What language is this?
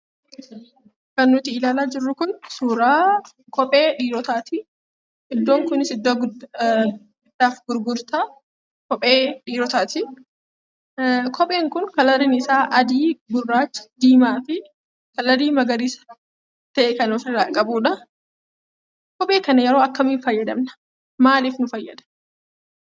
Oromo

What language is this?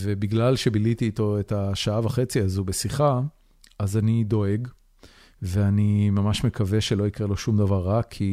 Hebrew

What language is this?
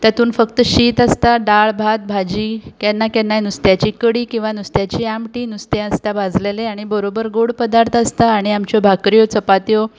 Konkani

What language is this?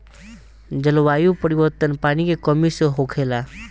Bhojpuri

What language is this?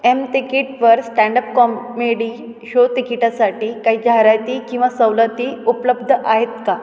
Marathi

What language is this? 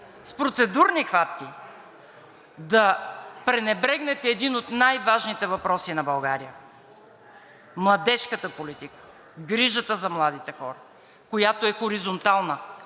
Bulgarian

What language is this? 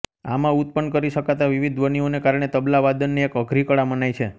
Gujarati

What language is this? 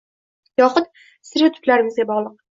Uzbek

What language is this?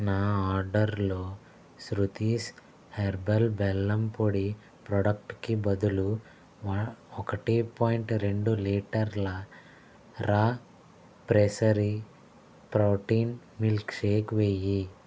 Telugu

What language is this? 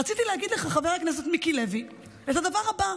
Hebrew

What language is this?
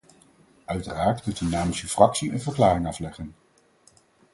Dutch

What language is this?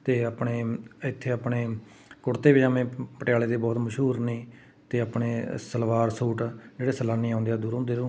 Punjabi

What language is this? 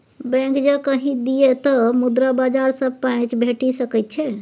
Maithili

